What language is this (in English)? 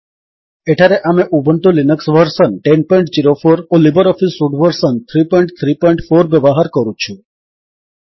Odia